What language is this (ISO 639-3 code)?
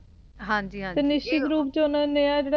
pan